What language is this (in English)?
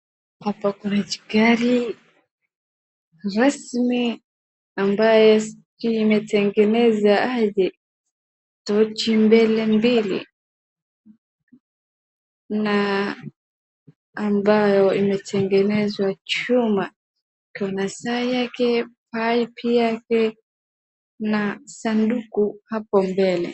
Swahili